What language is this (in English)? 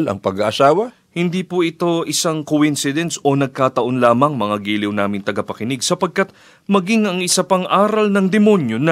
Filipino